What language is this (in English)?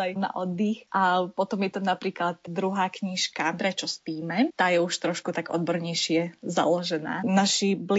Slovak